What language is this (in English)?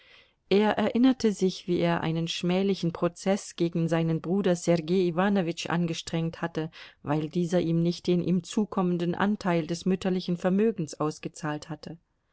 German